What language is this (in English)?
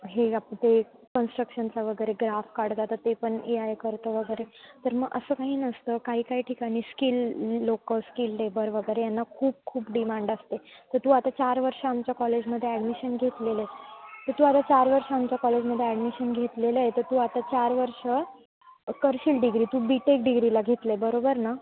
Marathi